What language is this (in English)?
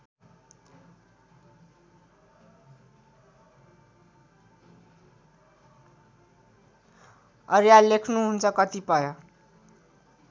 Nepali